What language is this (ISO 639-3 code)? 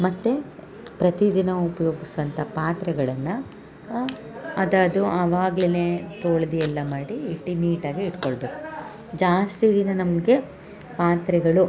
kan